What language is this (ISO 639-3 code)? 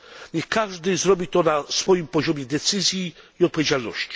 pol